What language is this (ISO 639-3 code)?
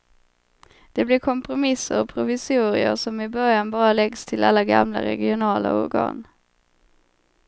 swe